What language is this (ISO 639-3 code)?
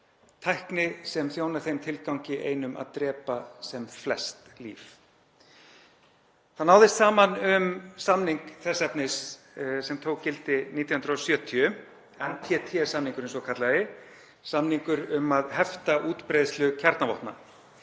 isl